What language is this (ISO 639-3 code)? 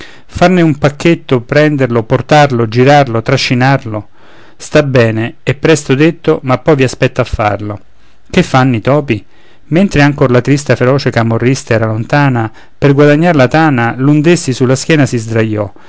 ita